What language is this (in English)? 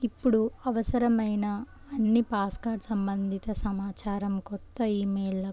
Telugu